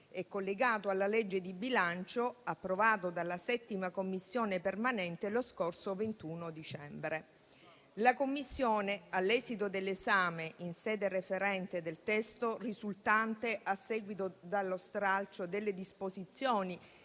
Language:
Italian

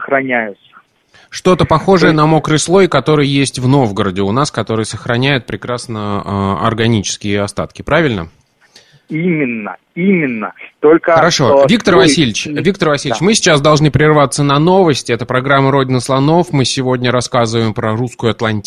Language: Russian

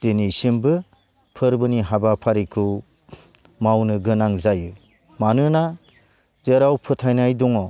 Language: Bodo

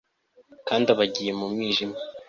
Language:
Kinyarwanda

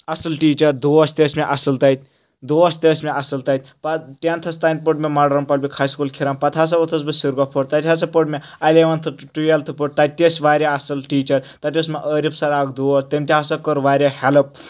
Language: Kashmiri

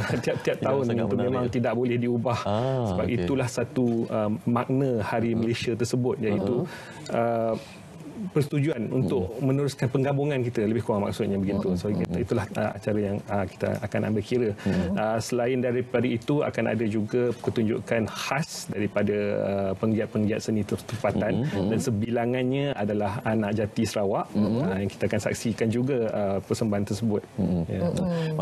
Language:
Malay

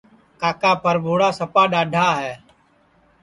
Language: Sansi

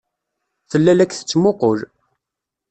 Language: Kabyle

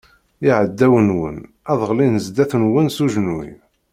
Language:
Kabyle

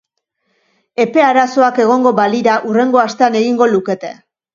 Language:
Basque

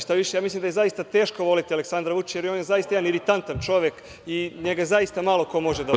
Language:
Serbian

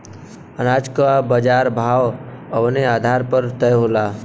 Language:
Bhojpuri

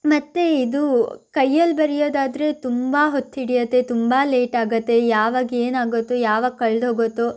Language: Kannada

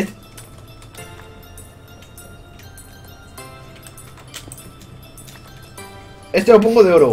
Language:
Spanish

